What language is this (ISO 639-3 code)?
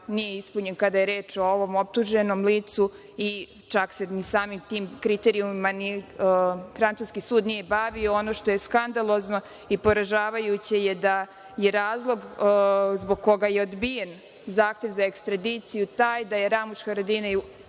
srp